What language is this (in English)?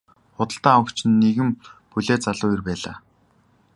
Mongolian